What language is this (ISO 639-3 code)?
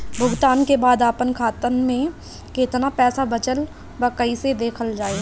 bho